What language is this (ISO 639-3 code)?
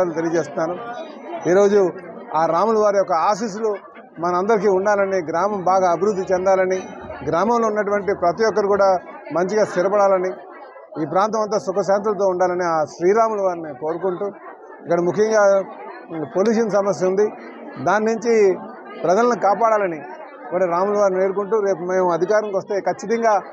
tel